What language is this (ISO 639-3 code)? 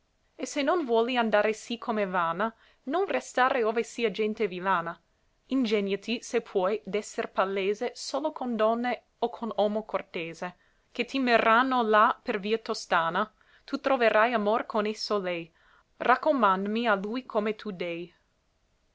ita